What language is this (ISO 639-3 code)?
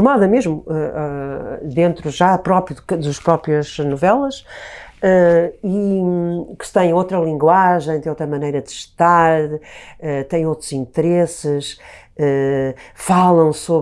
por